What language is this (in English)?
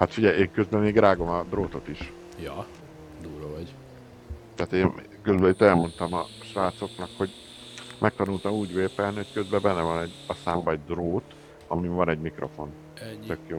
Hungarian